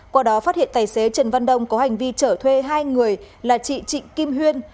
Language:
Vietnamese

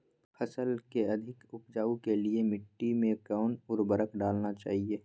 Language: Magahi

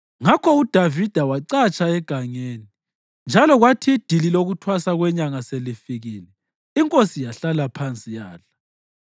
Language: North Ndebele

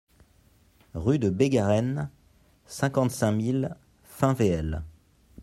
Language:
French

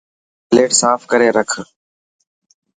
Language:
Dhatki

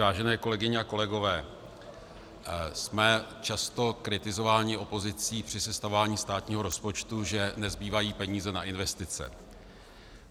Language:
Czech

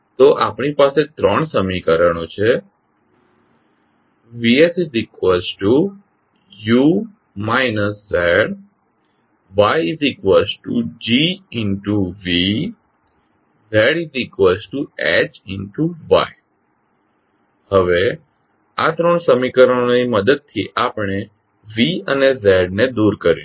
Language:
Gujarati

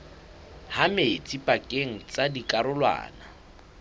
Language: Southern Sotho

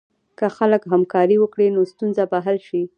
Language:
Pashto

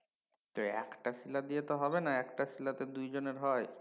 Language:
Bangla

